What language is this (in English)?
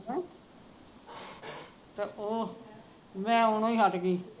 Punjabi